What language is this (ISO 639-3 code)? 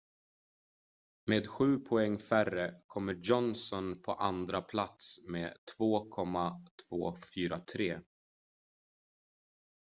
swe